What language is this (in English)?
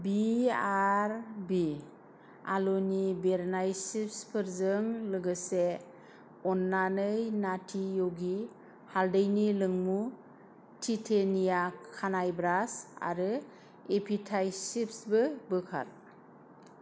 Bodo